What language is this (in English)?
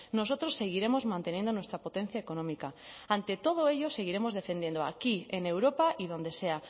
Spanish